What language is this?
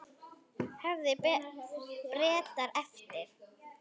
Icelandic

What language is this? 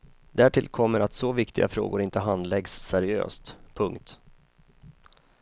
Swedish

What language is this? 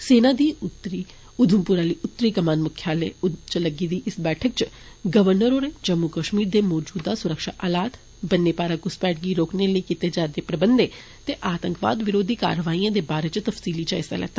Dogri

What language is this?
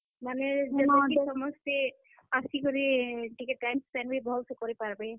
Odia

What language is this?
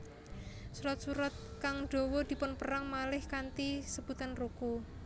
Javanese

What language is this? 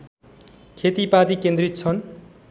Nepali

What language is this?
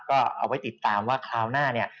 Thai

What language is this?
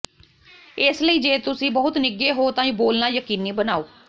Punjabi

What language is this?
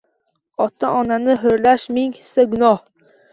Uzbek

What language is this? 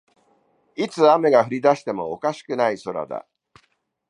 Japanese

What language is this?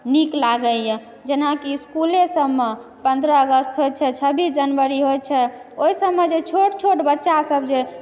Maithili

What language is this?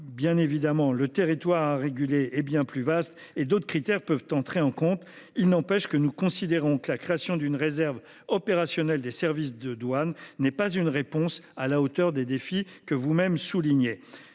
French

